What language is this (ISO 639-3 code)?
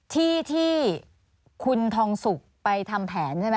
tha